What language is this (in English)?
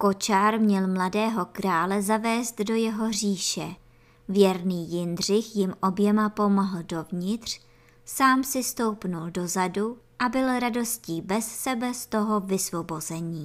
Czech